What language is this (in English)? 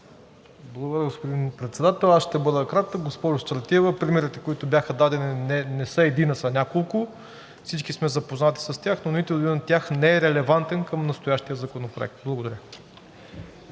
Bulgarian